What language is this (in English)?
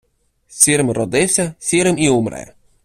Ukrainian